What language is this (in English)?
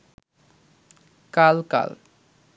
Bangla